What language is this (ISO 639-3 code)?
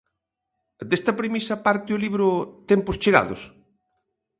glg